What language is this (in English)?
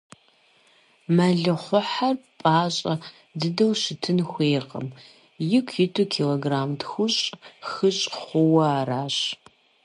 Kabardian